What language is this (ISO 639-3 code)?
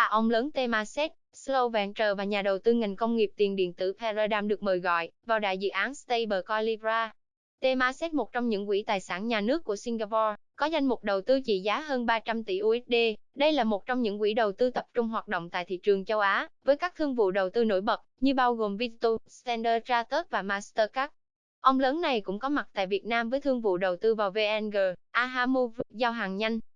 vie